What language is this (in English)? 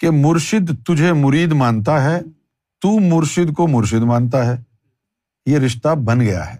Urdu